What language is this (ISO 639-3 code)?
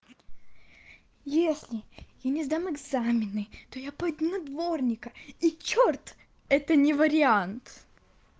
rus